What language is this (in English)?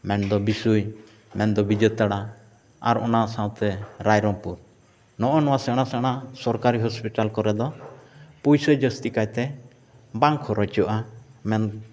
Santali